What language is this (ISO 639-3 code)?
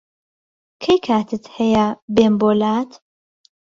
ckb